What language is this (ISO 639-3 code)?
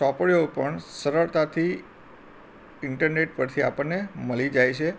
guj